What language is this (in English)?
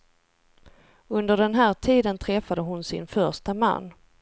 Swedish